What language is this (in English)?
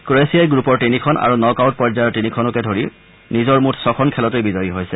Assamese